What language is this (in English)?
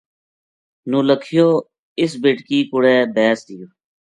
Gujari